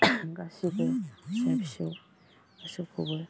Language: Bodo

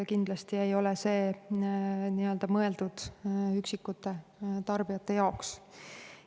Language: Estonian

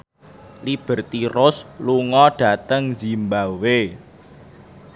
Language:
Javanese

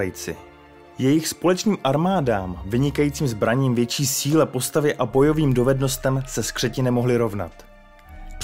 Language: Czech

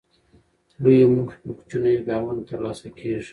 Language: Pashto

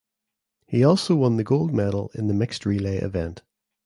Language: English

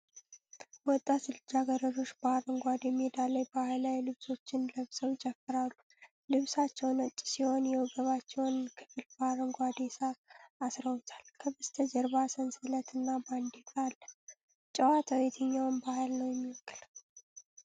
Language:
Amharic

